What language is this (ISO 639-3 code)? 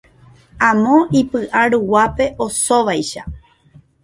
grn